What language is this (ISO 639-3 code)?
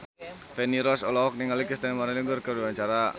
sun